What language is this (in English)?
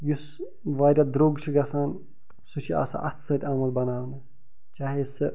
Kashmiri